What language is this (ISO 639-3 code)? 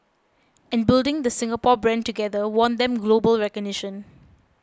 eng